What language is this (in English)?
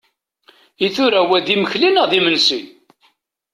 Kabyle